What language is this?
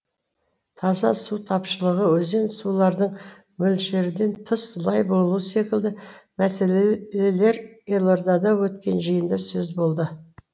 Kazakh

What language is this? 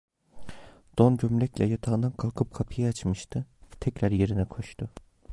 Turkish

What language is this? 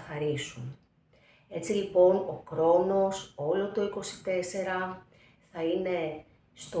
Greek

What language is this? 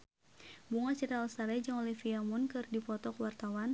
Sundanese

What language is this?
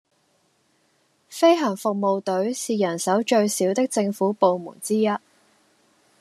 Cantonese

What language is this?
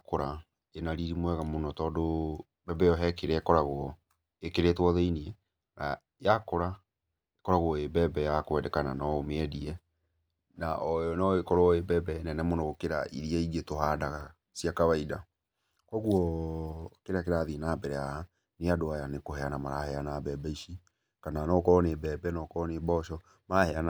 Kikuyu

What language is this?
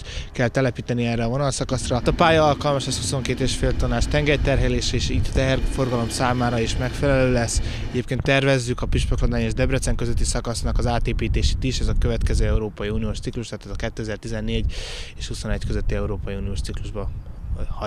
Hungarian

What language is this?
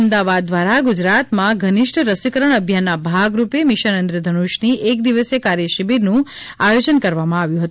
Gujarati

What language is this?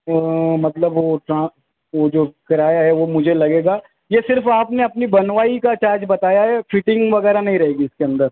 Urdu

